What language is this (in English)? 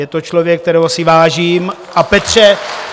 Czech